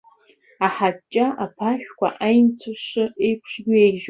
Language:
Abkhazian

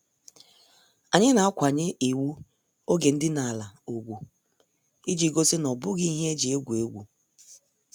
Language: Igbo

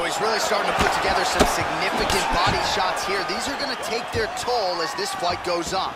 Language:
English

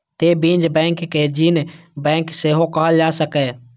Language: Maithili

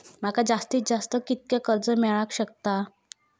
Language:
Marathi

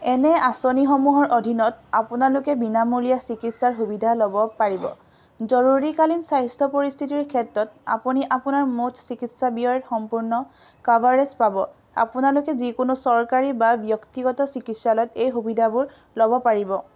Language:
Assamese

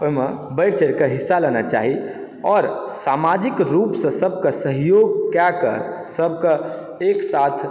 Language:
Maithili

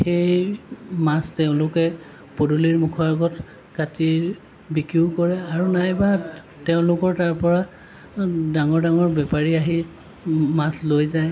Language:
Assamese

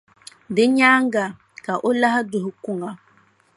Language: Dagbani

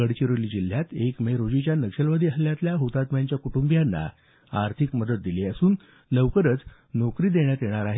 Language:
Marathi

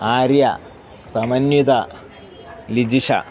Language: Sanskrit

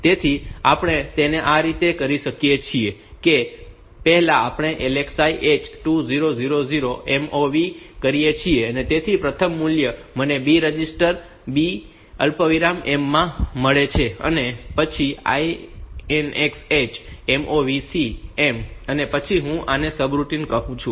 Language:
Gujarati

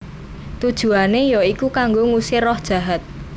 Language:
Javanese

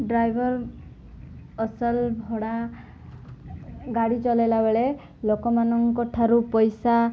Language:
Odia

